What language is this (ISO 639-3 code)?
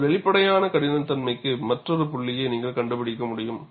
tam